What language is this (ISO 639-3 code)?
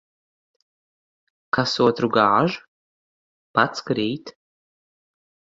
lav